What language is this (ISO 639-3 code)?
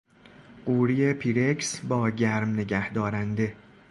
fas